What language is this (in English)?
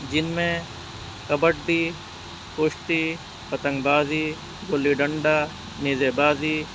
Urdu